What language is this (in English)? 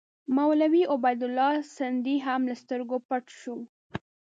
Pashto